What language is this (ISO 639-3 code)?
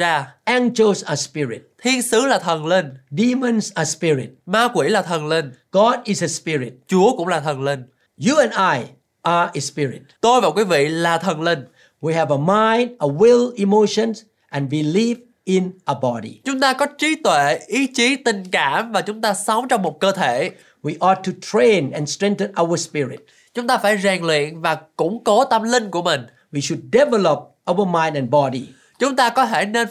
vie